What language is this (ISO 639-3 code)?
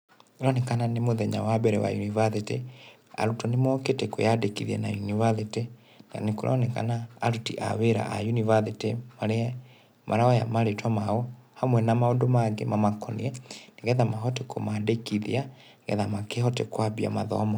kik